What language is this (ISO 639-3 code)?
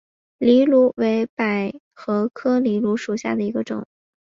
zho